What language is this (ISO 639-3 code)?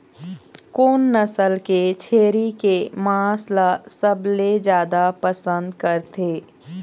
hne